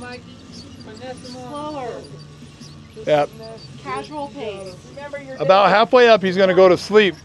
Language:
English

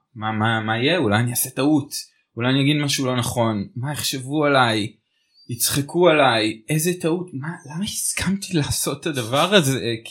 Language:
Hebrew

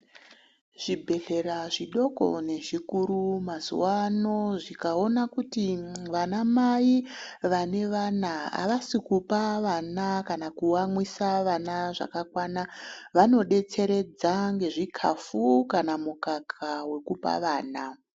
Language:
Ndau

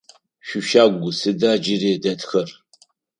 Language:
Adyghe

